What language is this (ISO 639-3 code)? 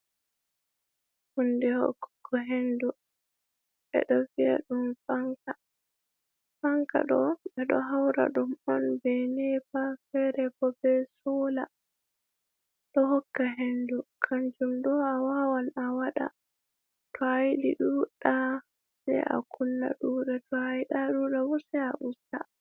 ful